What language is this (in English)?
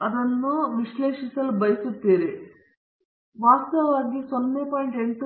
Kannada